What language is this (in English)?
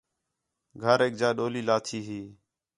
Khetrani